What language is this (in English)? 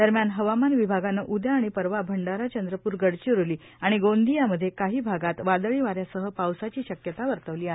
Marathi